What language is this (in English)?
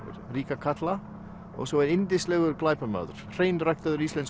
Icelandic